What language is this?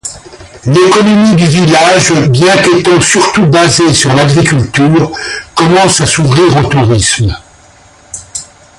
French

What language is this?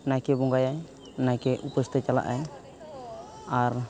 Santali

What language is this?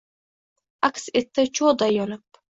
Uzbek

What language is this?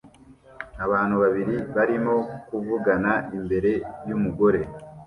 Kinyarwanda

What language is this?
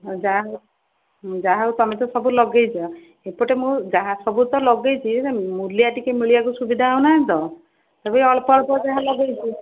Odia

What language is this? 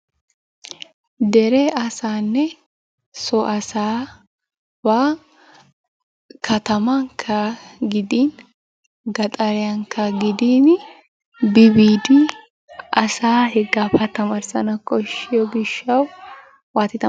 Wolaytta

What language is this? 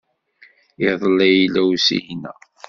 Kabyle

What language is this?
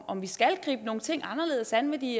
Danish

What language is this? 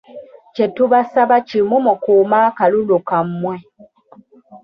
Ganda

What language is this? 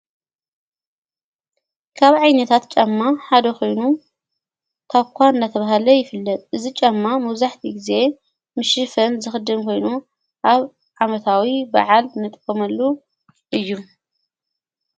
Tigrinya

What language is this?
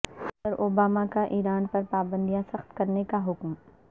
Urdu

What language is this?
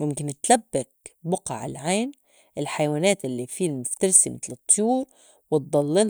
North Levantine Arabic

